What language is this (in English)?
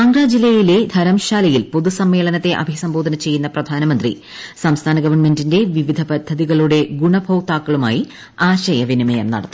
Malayalam